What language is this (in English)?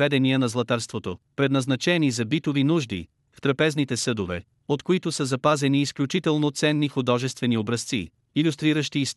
Bulgarian